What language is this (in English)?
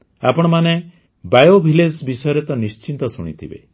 Odia